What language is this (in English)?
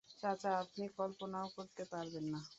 Bangla